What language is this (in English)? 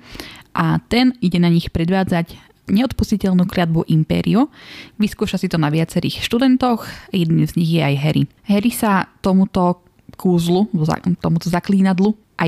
Slovak